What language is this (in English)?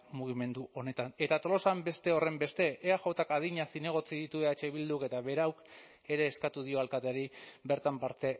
Basque